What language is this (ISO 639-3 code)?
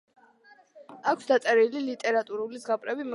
kat